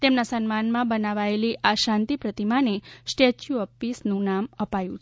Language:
Gujarati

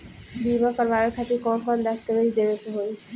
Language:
Bhojpuri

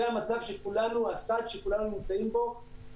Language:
Hebrew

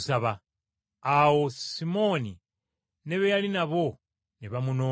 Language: Ganda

